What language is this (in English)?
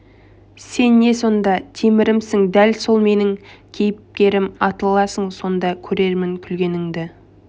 Kazakh